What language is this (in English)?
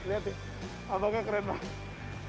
Indonesian